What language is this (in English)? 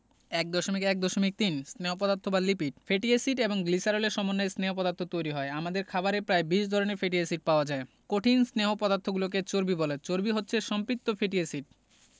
Bangla